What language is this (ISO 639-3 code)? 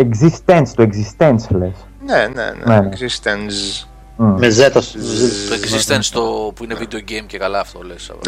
ell